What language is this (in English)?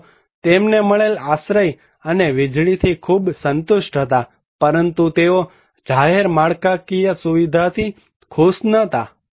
Gujarati